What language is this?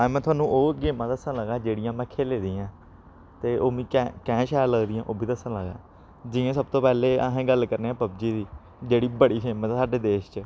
Dogri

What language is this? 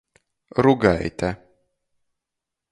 Latgalian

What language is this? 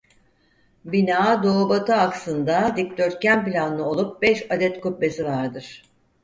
Turkish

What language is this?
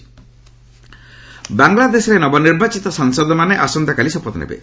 Odia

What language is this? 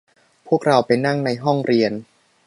Thai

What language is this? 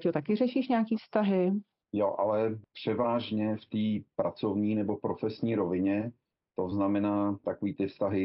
Czech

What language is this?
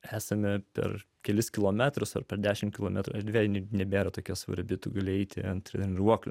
Lithuanian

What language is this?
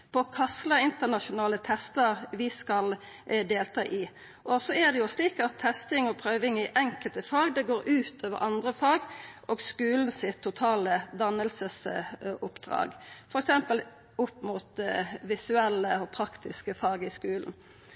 Norwegian Nynorsk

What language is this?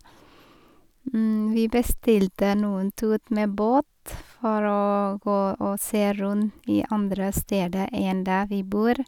Norwegian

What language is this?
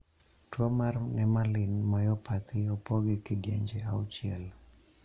Luo (Kenya and Tanzania)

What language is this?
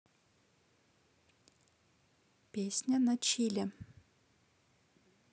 Russian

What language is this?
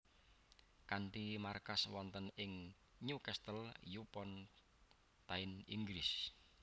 Javanese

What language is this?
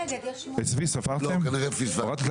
Hebrew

